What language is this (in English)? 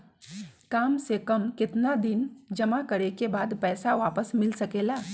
Magahi